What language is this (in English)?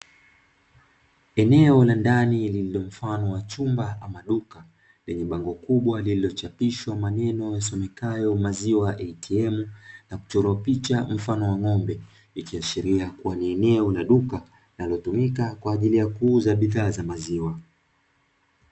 Swahili